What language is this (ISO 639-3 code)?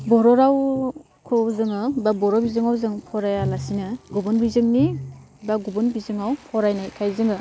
brx